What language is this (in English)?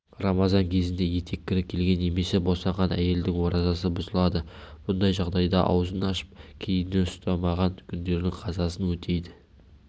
Kazakh